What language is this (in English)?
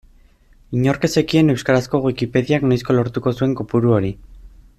Basque